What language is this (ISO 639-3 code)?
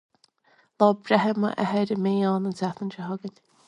gle